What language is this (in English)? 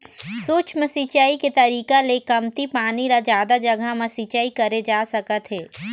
Chhattisgarhi